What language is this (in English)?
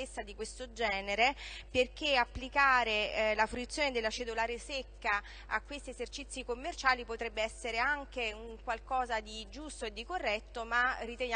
Italian